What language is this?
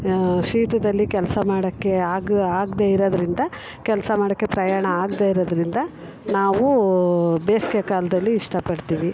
Kannada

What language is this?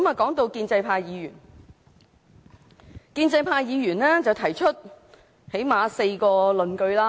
Cantonese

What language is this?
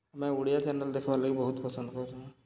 Odia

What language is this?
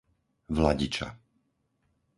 Slovak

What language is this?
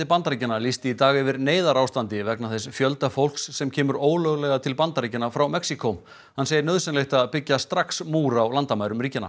Icelandic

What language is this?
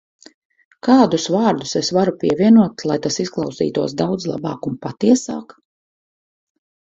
Latvian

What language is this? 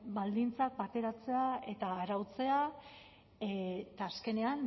Basque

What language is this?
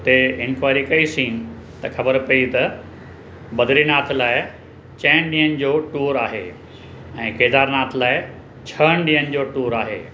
Sindhi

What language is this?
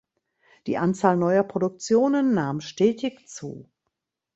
German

